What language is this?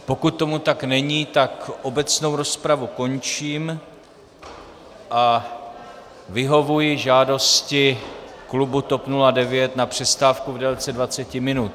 Czech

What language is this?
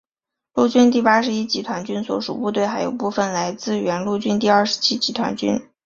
Chinese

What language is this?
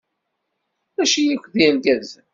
Kabyle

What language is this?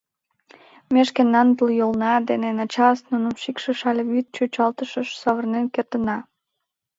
Mari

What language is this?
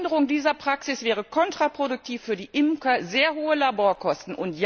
German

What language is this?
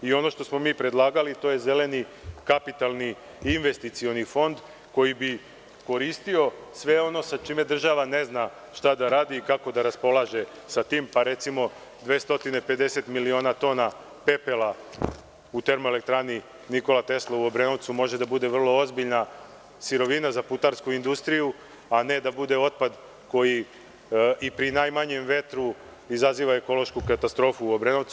Serbian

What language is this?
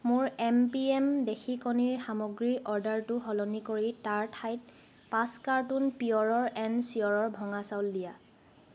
Assamese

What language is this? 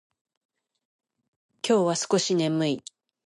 Japanese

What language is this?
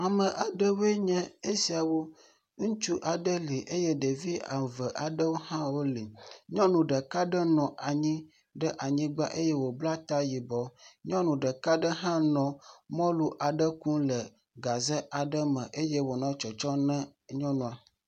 Ewe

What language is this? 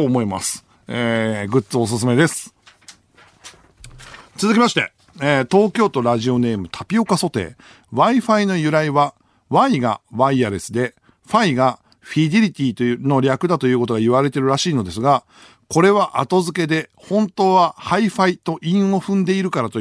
Japanese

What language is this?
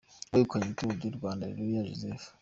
Kinyarwanda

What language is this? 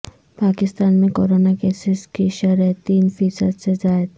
Urdu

